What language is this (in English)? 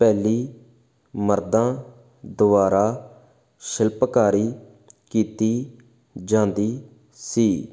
Punjabi